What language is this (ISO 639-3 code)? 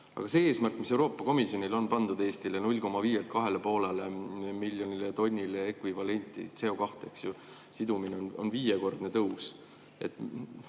est